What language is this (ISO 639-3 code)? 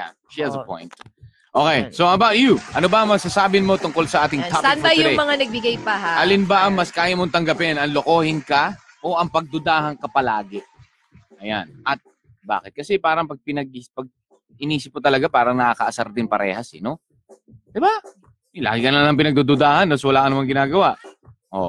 fil